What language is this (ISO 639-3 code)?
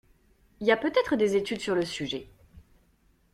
fra